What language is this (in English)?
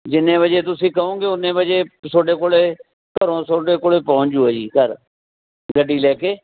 Punjabi